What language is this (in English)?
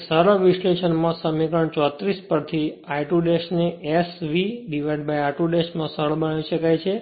Gujarati